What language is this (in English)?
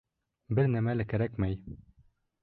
Bashkir